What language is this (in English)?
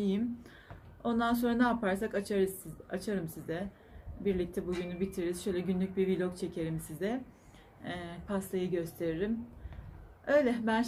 Turkish